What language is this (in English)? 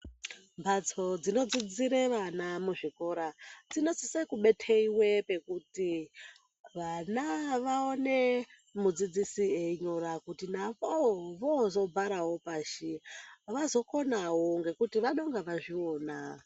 Ndau